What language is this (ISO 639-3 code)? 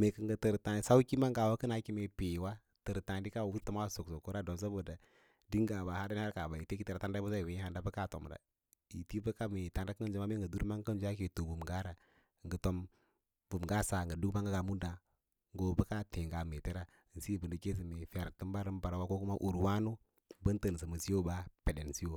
lla